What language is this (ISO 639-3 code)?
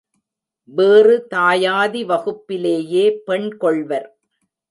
tam